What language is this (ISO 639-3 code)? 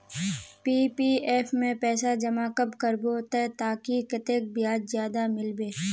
mag